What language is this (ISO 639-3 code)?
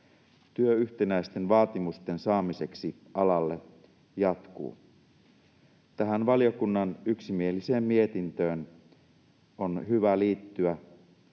fin